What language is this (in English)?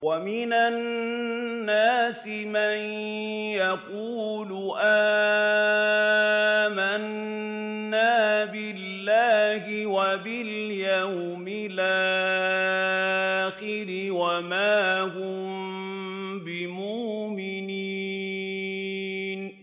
Arabic